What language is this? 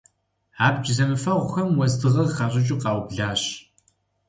Kabardian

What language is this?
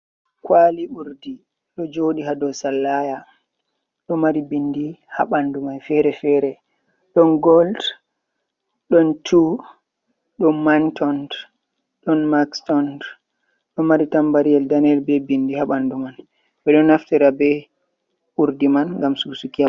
Fula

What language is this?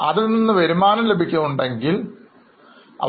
Malayalam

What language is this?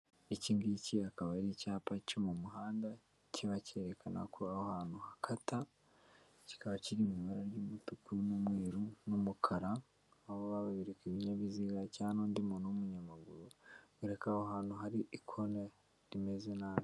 Kinyarwanda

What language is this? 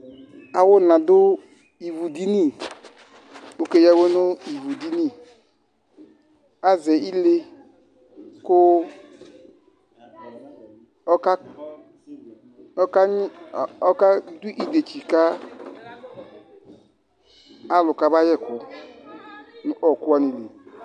Ikposo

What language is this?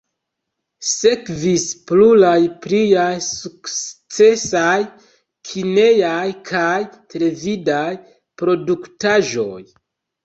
Esperanto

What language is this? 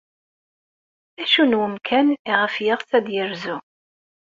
Kabyle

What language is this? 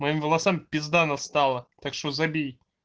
Russian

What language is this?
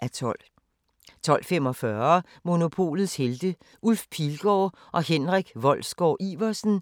Danish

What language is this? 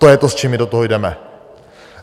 Czech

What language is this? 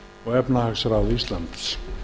Icelandic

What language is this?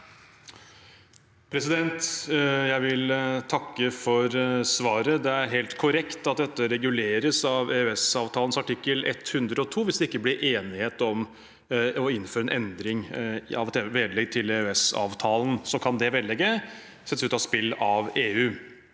Norwegian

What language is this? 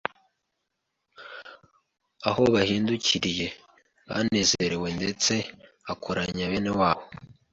Kinyarwanda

